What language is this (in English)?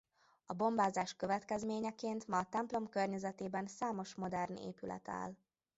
Hungarian